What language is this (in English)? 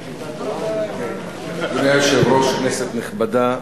Hebrew